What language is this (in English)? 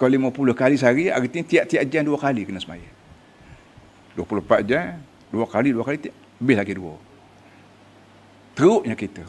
Malay